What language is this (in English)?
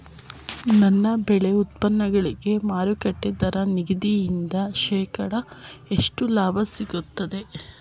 Kannada